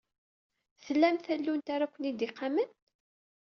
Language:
Kabyle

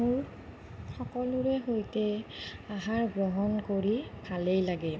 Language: Assamese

